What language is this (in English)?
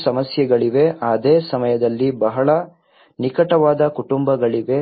Kannada